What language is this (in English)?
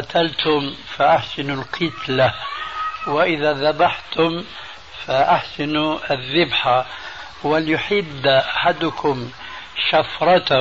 Arabic